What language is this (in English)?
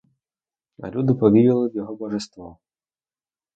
Ukrainian